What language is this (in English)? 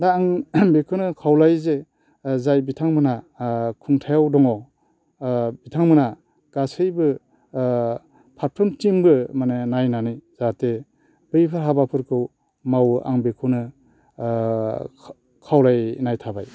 Bodo